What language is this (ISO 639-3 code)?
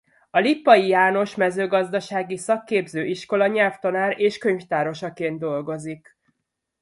hun